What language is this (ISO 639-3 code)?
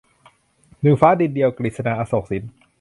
tha